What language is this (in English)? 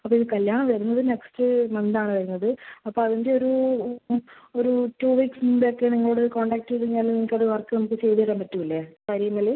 Malayalam